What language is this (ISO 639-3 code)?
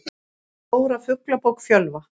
isl